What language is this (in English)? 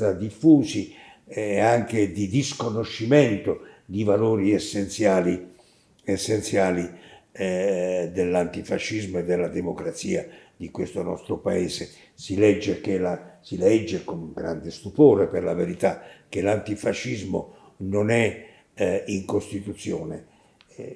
Italian